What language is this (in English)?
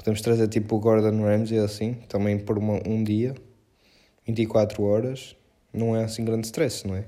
Portuguese